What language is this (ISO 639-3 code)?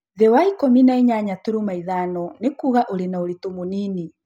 kik